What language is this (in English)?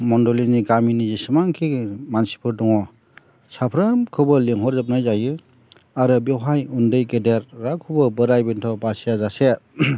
Bodo